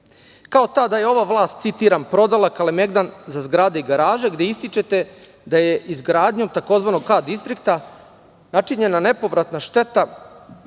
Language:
Serbian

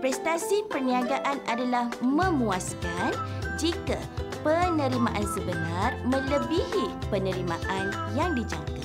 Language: Malay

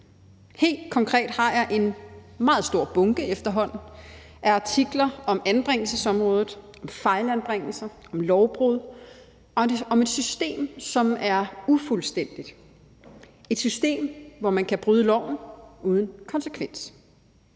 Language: Danish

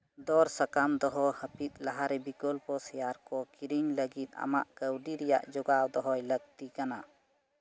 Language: Santali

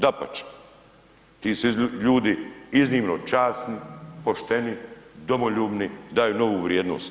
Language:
Croatian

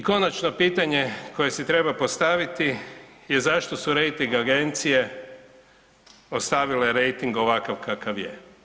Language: Croatian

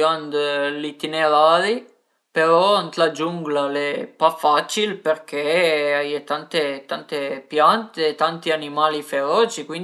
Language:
Piedmontese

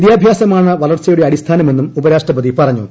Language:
Malayalam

